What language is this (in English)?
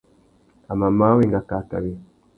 Tuki